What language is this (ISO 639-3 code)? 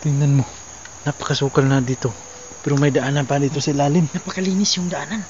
fil